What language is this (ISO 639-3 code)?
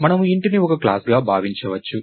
tel